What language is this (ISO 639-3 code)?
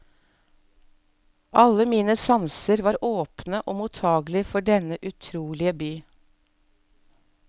nor